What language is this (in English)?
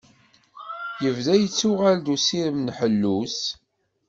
Kabyle